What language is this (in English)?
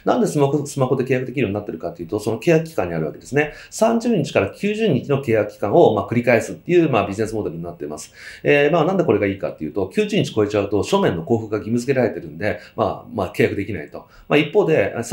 Japanese